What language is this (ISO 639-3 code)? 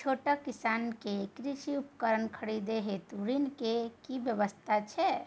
mai